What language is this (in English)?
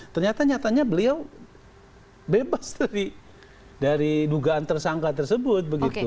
Indonesian